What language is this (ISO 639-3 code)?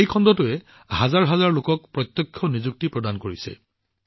asm